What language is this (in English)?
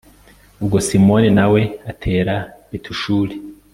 Kinyarwanda